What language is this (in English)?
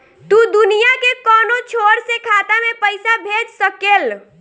Bhojpuri